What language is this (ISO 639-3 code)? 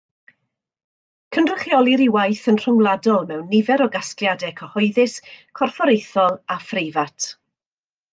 cym